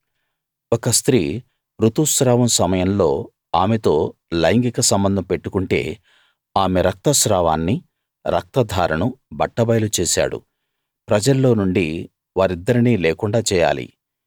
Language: Telugu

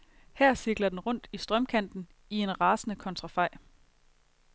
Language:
Danish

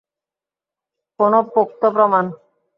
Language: Bangla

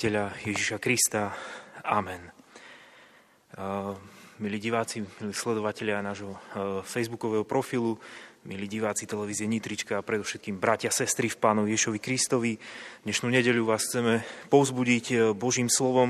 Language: Slovak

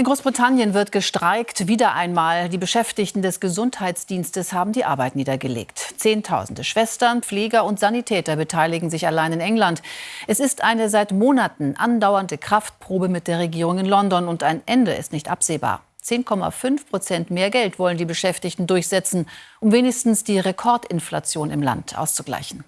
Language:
German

